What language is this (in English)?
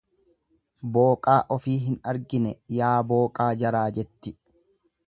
Oromo